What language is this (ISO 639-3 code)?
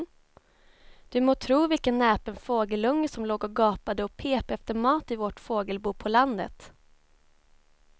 swe